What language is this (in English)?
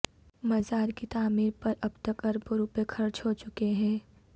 Urdu